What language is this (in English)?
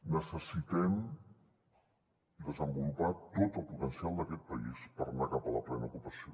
Catalan